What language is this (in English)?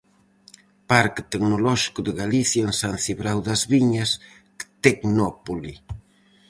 Galician